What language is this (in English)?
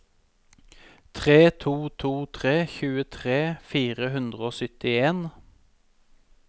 Norwegian